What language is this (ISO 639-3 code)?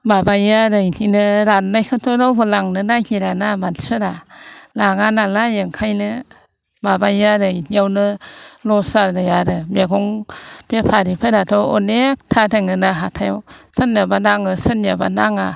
brx